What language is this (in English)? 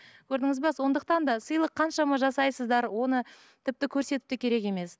Kazakh